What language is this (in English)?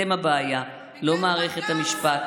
Hebrew